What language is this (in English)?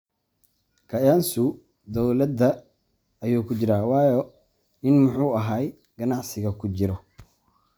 Somali